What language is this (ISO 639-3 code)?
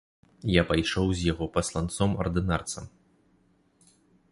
bel